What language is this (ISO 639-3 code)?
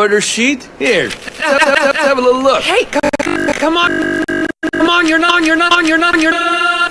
eng